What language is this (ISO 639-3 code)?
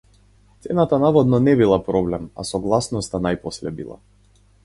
mkd